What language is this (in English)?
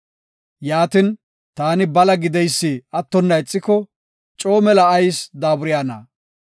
Gofa